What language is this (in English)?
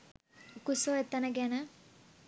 Sinhala